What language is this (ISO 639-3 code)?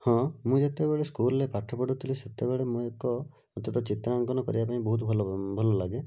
ori